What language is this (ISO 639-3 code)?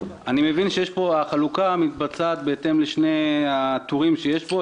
heb